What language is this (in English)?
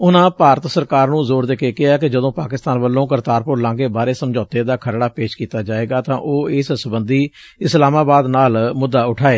Punjabi